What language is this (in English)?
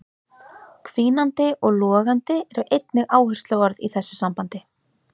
Icelandic